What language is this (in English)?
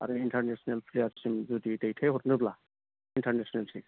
Bodo